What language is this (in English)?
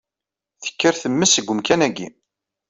Kabyle